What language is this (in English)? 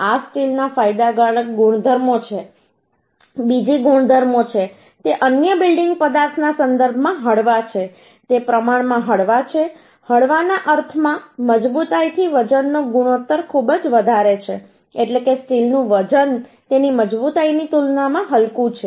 Gujarati